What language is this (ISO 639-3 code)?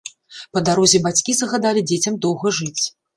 bel